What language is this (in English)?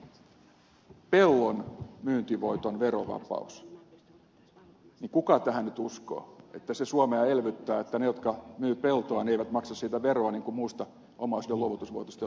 Finnish